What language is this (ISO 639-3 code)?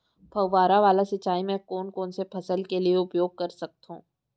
hne